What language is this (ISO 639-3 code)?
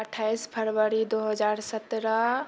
mai